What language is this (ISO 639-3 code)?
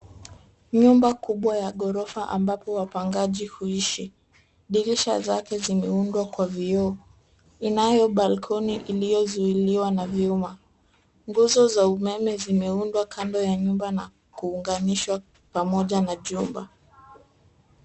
swa